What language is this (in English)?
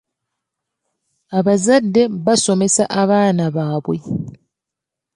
Ganda